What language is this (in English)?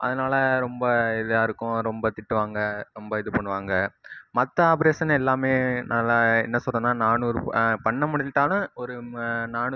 Tamil